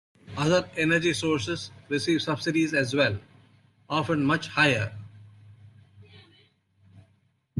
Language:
English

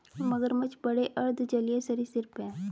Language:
Hindi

